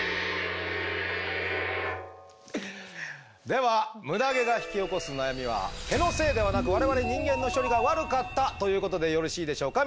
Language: Japanese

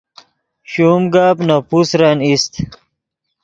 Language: Yidgha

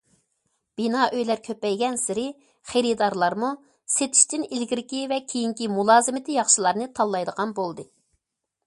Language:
Uyghur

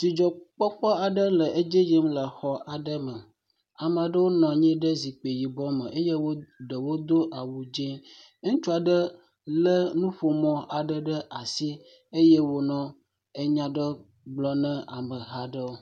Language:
Ewe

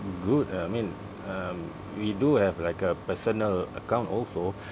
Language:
English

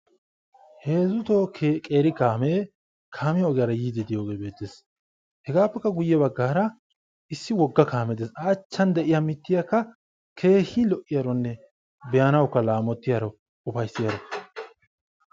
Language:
Wolaytta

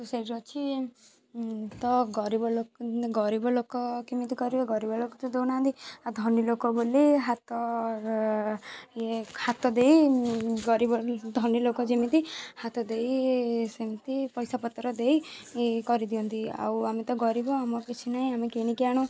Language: Odia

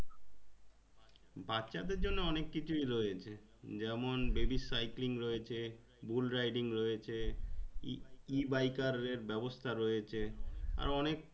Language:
Bangla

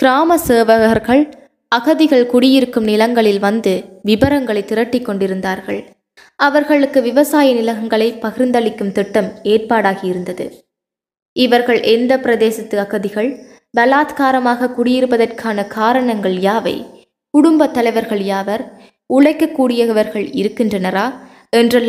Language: Tamil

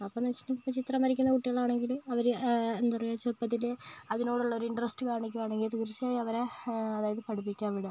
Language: Malayalam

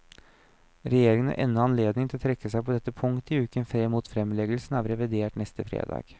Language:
Norwegian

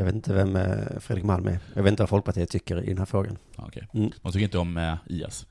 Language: Swedish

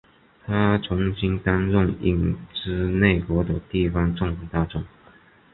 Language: Chinese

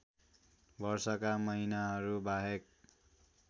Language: Nepali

